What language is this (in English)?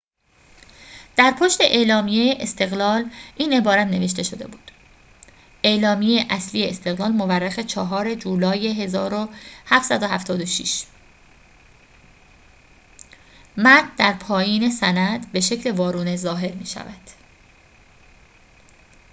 Persian